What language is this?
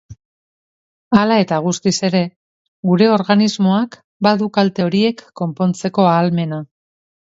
Basque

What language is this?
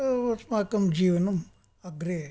Sanskrit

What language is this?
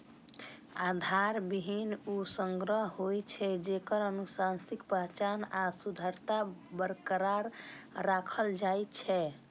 Maithili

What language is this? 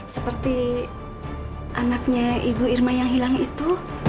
Indonesian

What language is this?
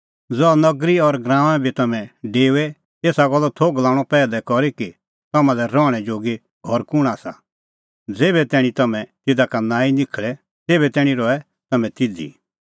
Kullu Pahari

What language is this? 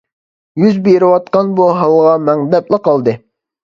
Uyghur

